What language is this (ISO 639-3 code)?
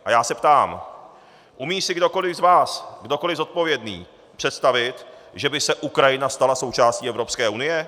ces